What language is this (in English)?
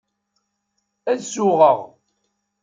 Kabyle